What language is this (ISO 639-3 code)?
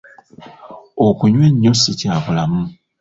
lug